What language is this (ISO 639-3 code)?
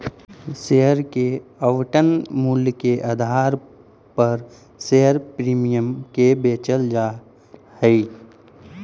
mag